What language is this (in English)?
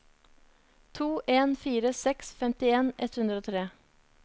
Norwegian